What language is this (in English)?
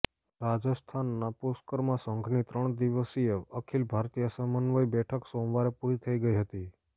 Gujarati